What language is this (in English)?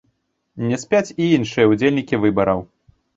Belarusian